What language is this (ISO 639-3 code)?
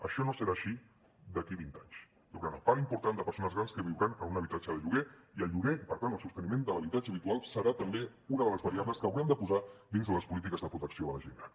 cat